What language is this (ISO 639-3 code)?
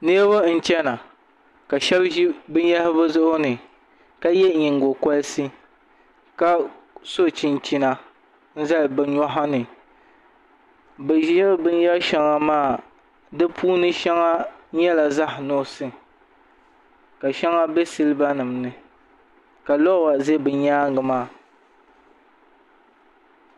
dag